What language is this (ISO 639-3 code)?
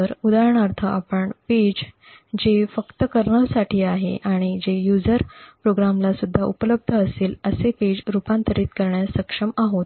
mar